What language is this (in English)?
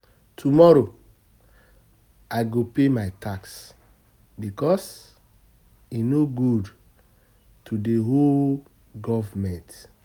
Nigerian Pidgin